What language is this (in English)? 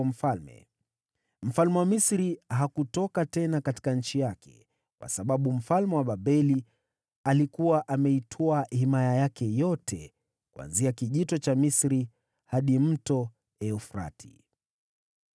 Swahili